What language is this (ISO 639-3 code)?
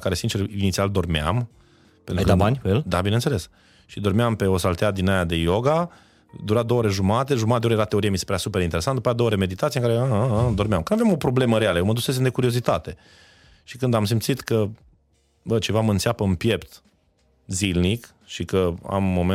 ron